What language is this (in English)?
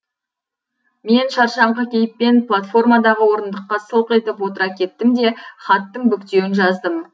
Kazakh